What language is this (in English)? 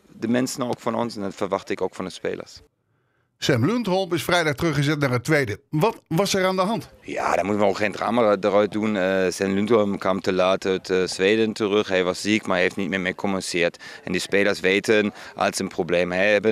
Dutch